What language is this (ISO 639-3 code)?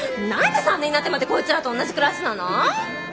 jpn